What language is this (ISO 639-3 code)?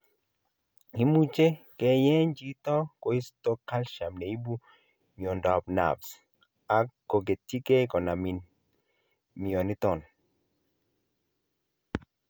kln